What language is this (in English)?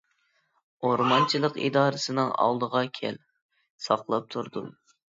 Uyghur